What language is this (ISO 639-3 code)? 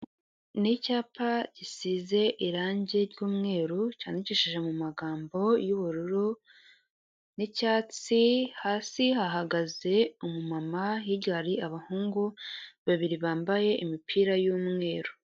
kin